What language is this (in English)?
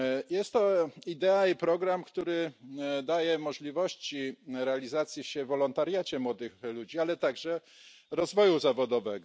Polish